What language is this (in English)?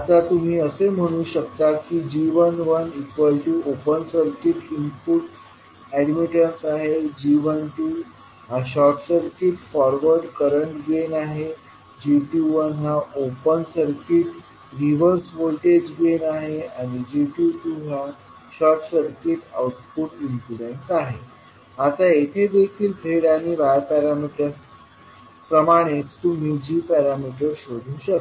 Marathi